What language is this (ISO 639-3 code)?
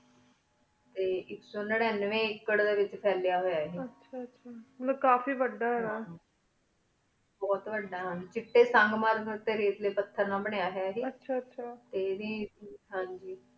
pan